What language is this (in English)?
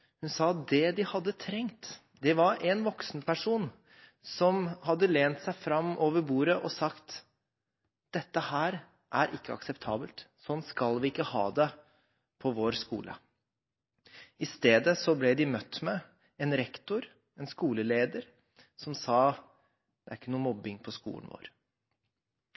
Norwegian Bokmål